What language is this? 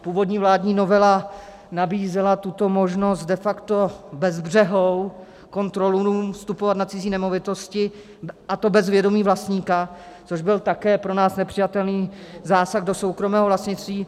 Czech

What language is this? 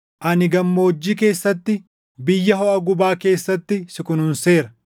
Oromo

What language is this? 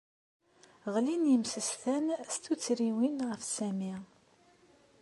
Kabyle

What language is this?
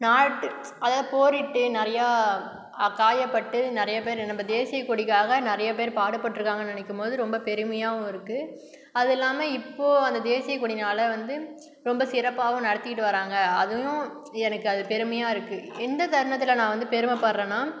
Tamil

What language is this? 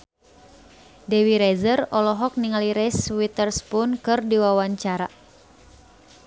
Sundanese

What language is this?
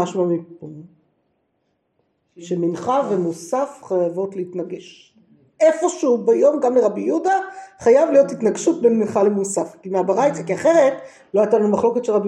Hebrew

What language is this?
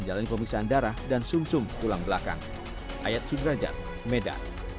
Indonesian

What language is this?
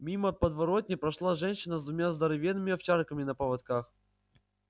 Russian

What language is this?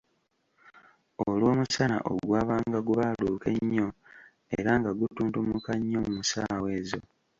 Ganda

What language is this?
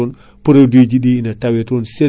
Fula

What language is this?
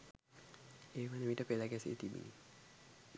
Sinhala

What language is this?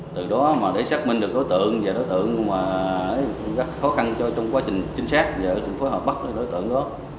Vietnamese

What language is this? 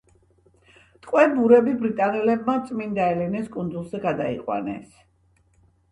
Georgian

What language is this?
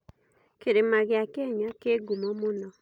Kikuyu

